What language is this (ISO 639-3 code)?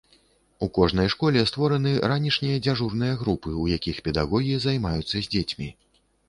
bel